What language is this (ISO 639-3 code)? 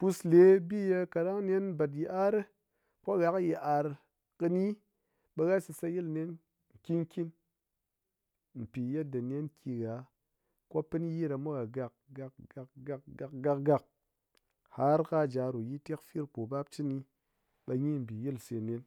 anc